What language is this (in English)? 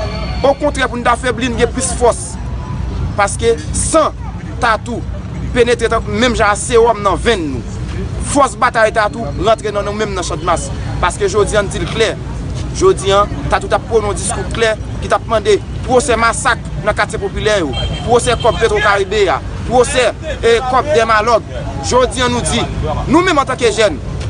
French